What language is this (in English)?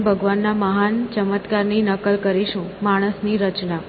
Gujarati